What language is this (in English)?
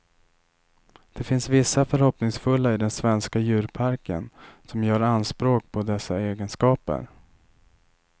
Swedish